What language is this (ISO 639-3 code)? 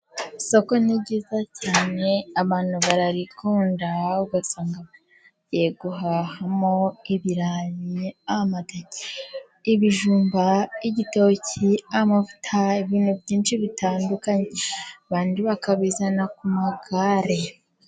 kin